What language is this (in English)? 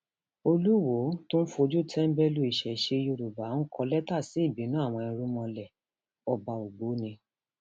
Yoruba